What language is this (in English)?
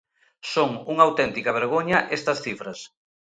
Galician